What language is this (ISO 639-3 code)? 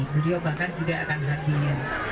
ind